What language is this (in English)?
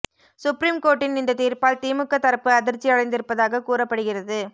Tamil